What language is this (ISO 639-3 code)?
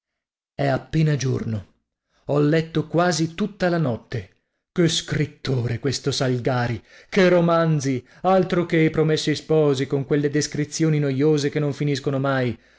ita